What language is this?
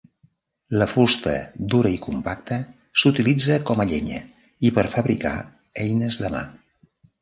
Catalan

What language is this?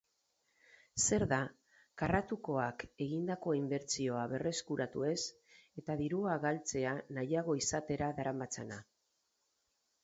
Basque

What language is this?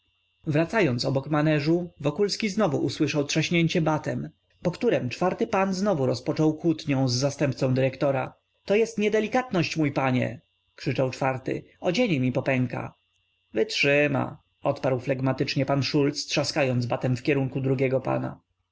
Polish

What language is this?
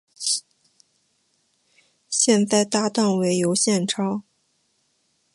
Chinese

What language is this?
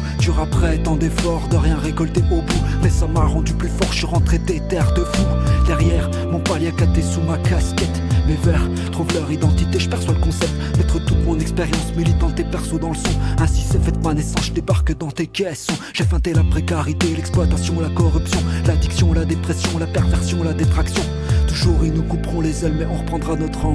French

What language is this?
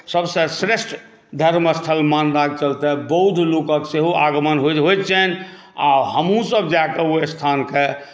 Maithili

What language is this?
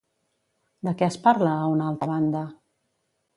Catalan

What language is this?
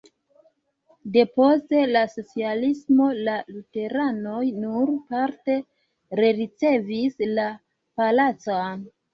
Esperanto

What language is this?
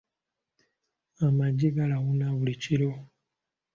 Ganda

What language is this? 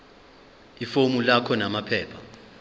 Zulu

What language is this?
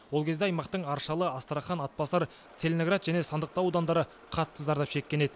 Kazakh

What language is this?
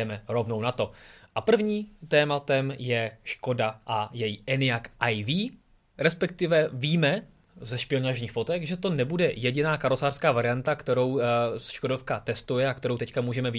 Czech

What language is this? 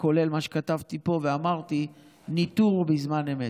Hebrew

